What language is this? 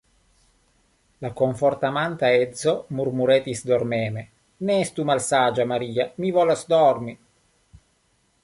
Esperanto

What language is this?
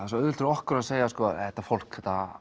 Icelandic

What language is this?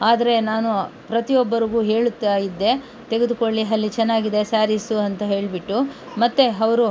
Kannada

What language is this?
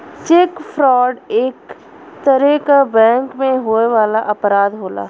Bhojpuri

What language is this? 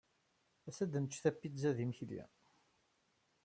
Kabyle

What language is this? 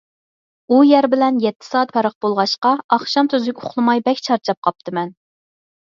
Uyghur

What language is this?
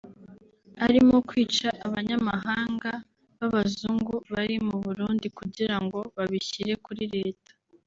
Kinyarwanda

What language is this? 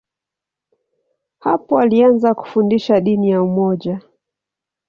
Swahili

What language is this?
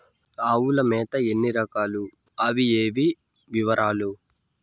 Telugu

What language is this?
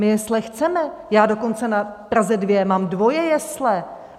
Czech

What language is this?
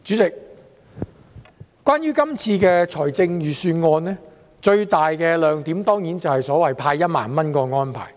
Cantonese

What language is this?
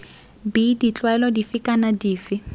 Tswana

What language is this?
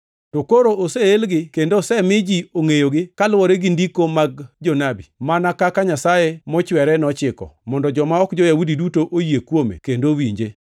Luo (Kenya and Tanzania)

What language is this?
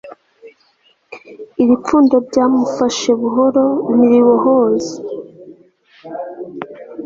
Kinyarwanda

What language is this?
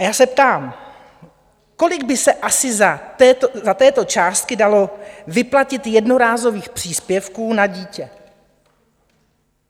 Czech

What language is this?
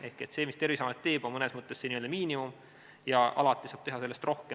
Estonian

